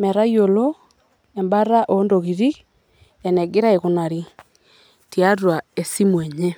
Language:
Masai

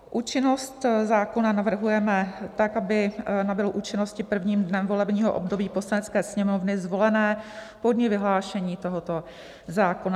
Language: Czech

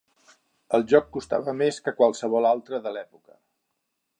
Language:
Catalan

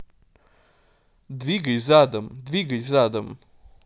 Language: Russian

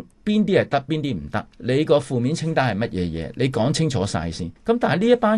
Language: Chinese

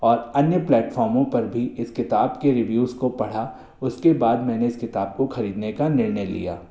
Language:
Hindi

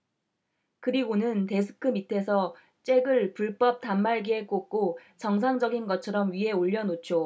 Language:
Korean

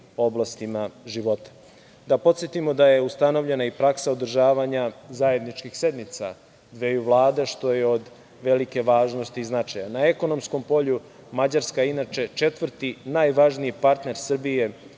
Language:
Serbian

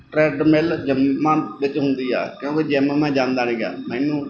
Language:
Punjabi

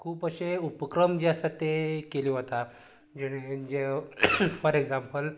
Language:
Konkani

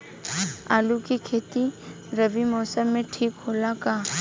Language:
Bhojpuri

